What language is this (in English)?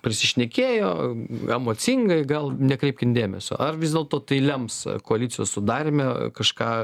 Lithuanian